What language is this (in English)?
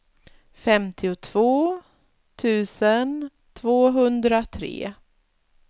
Swedish